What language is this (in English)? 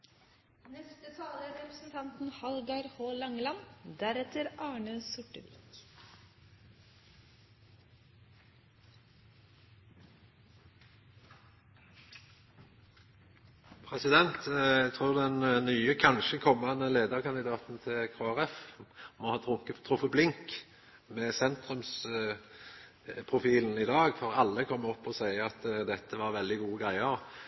Norwegian